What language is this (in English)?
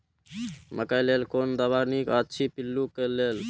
Maithili